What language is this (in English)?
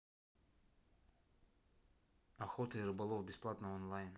Russian